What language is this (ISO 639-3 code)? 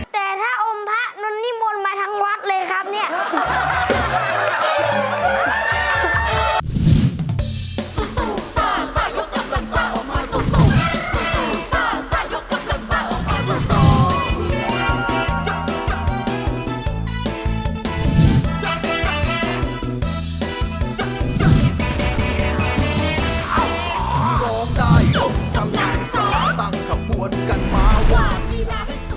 tha